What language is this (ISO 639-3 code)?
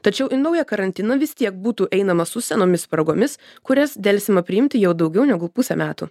lit